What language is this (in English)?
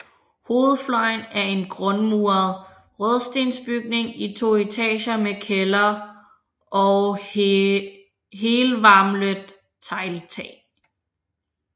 Danish